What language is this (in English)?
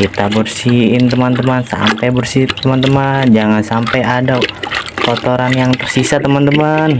Indonesian